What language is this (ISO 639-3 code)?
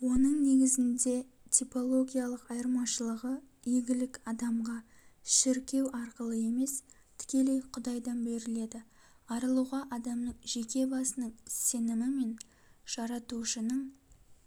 kaz